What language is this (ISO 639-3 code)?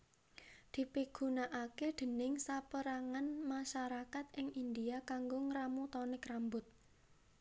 jav